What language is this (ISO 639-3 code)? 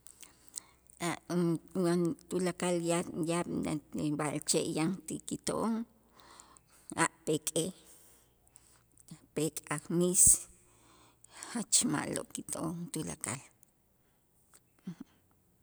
itz